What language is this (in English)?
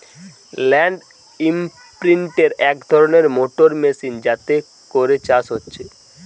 Bangla